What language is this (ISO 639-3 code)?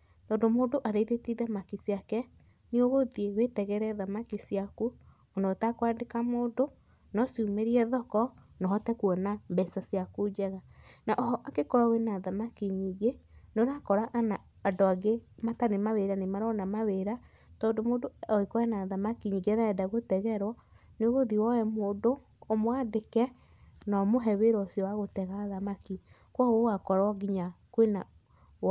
kik